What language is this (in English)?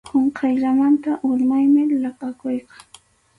Arequipa-La Unión Quechua